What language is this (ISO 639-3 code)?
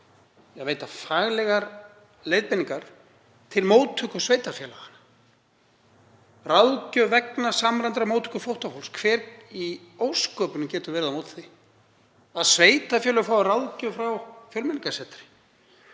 isl